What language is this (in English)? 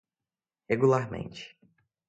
Portuguese